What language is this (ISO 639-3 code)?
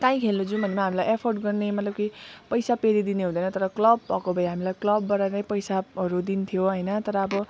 nep